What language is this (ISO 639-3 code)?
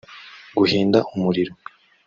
kin